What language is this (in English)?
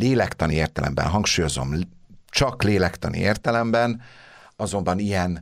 Hungarian